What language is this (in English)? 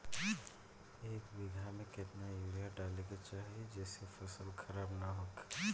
Bhojpuri